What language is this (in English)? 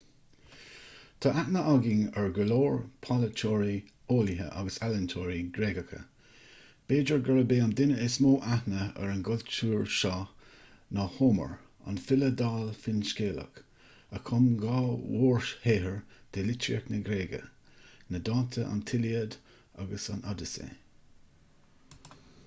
Irish